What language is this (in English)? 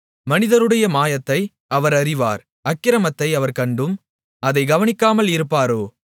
Tamil